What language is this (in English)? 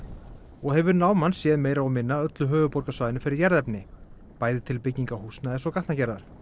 Icelandic